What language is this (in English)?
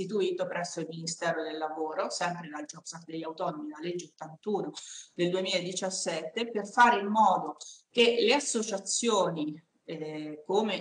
Italian